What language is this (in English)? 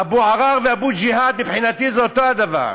Hebrew